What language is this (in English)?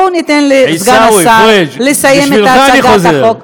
Hebrew